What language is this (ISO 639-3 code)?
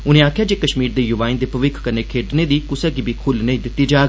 doi